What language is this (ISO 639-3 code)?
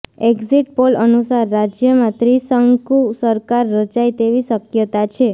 guj